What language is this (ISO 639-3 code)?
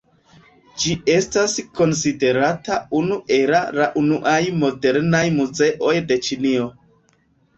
epo